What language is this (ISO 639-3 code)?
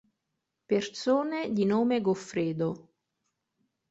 ita